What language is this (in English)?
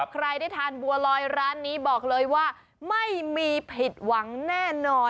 Thai